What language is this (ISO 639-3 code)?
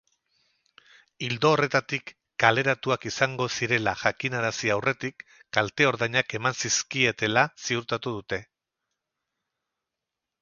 eus